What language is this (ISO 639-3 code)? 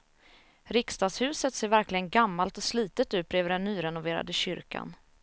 swe